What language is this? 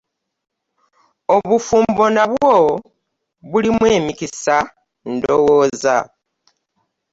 Ganda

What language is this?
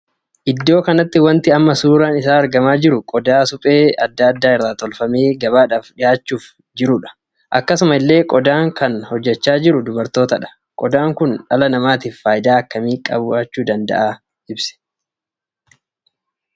Oromo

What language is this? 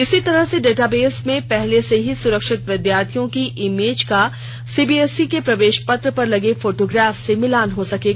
Hindi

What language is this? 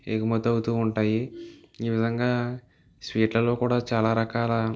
Telugu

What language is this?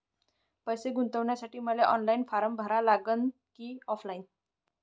Marathi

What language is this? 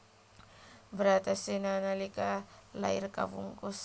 Javanese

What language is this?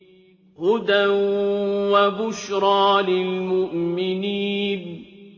Arabic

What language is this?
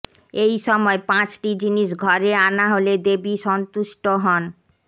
Bangla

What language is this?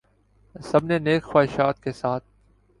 Urdu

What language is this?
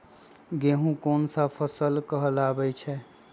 Magahi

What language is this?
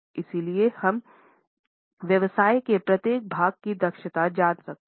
Hindi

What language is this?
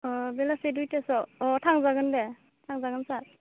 Bodo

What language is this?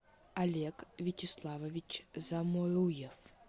Russian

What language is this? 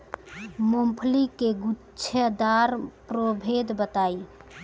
Bhojpuri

